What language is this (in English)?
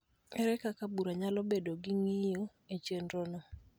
Luo (Kenya and Tanzania)